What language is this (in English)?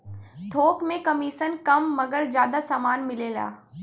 Bhojpuri